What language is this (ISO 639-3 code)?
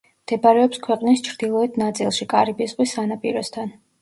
kat